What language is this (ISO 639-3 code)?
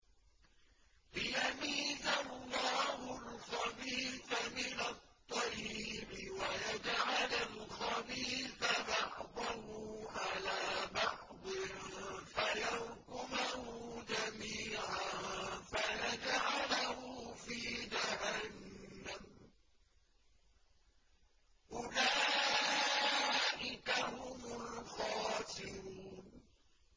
ara